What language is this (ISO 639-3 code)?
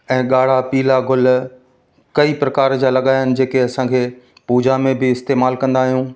snd